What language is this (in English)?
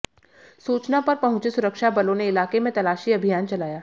Hindi